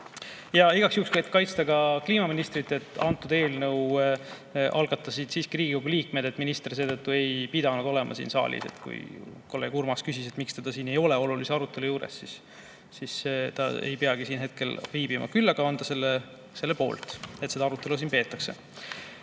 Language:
Estonian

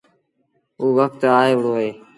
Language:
Sindhi Bhil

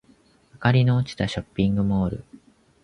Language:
Japanese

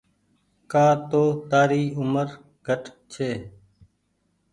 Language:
Goaria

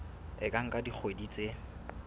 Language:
Southern Sotho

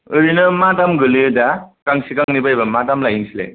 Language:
Bodo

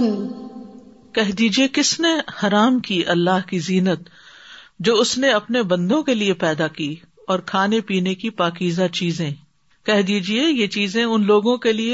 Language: Urdu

